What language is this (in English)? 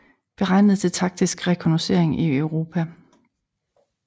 Danish